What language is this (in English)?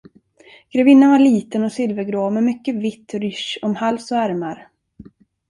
Swedish